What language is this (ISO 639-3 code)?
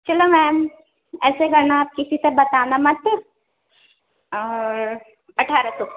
urd